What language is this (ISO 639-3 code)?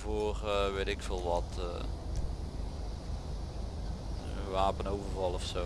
nld